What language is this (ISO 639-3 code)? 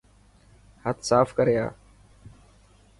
mki